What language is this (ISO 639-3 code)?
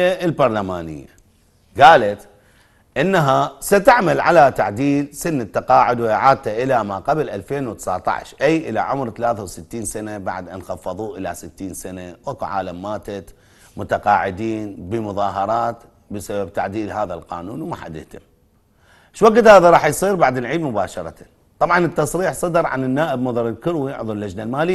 ara